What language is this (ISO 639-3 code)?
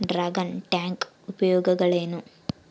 kan